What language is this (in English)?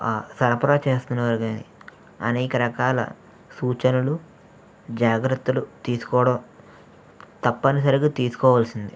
Telugu